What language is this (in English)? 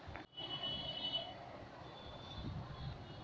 Maithili